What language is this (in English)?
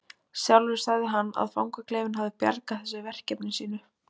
Icelandic